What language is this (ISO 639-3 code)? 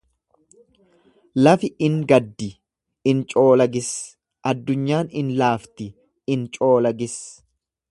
orm